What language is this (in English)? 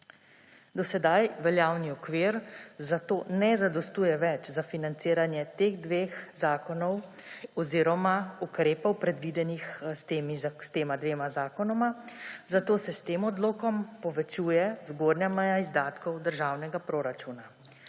Slovenian